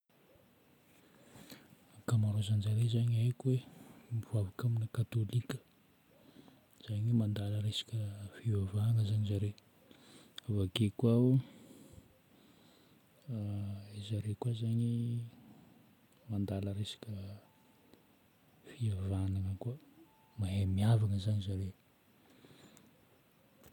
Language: Northern Betsimisaraka Malagasy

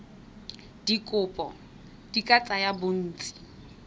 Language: Tswana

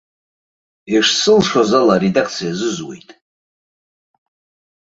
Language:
Abkhazian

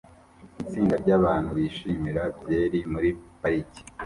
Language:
Kinyarwanda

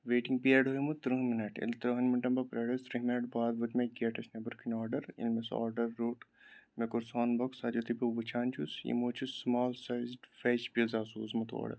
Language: Kashmiri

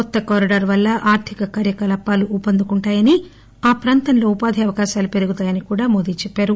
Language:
Telugu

